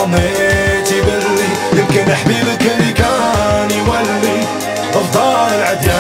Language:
Arabic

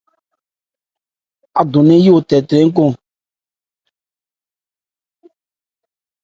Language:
Ebrié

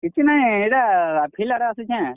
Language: Odia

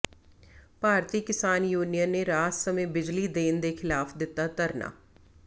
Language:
Punjabi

